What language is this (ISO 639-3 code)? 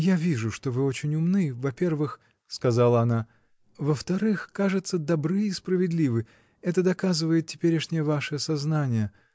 rus